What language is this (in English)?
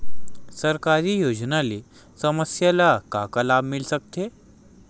Chhattisgarhi